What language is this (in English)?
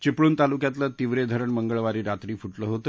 Marathi